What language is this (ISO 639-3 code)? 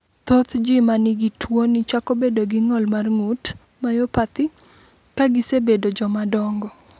luo